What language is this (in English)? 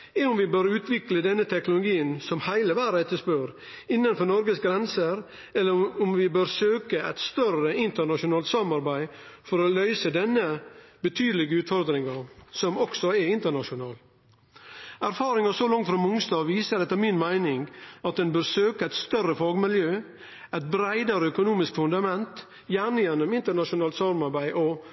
Norwegian Nynorsk